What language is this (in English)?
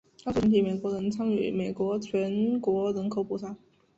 Chinese